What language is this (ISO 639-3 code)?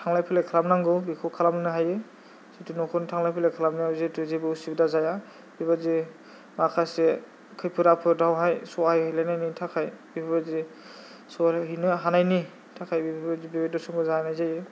brx